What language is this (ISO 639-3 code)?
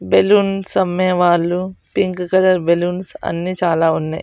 tel